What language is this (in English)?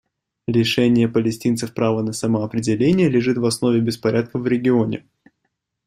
Russian